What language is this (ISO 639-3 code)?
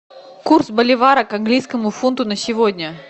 rus